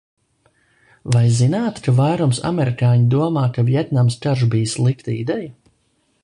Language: Latvian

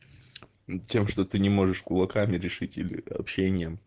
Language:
Russian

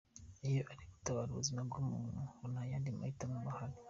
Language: Kinyarwanda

